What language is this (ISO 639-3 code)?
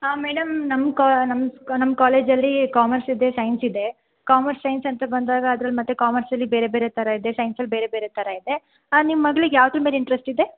kan